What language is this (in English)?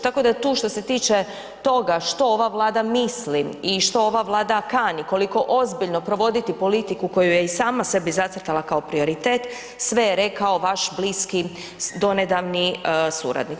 Croatian